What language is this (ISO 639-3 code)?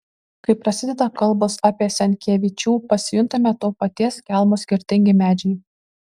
lit